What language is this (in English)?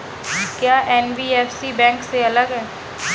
Hindi